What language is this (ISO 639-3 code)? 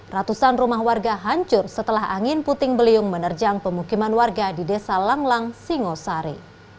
ind